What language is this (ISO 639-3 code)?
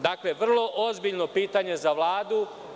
srp